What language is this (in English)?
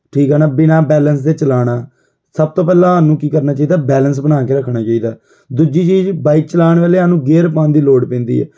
Punjabi